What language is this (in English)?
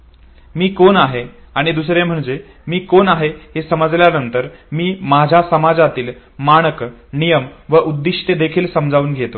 Marathi